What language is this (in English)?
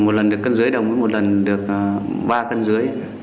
Vietnamese